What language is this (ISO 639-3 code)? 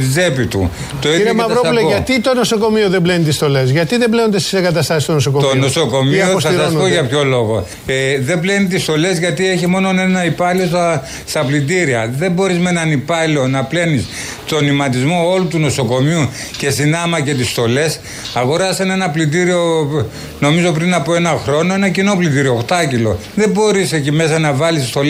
ell